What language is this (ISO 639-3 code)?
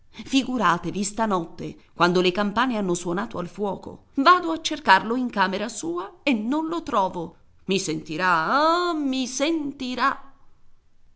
ita